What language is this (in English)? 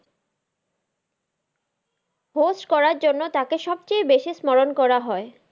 Bangla